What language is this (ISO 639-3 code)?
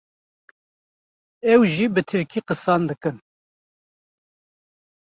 kur